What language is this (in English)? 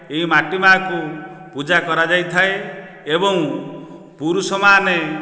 Odia